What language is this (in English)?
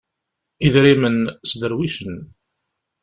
Kabyle